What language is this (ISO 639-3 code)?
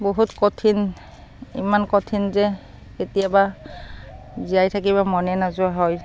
asm